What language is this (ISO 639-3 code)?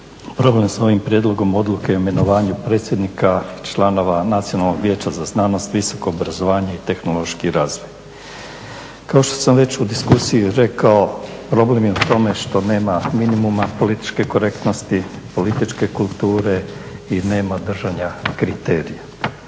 hrv